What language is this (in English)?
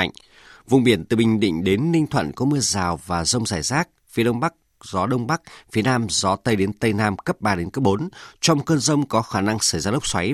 Vietnamese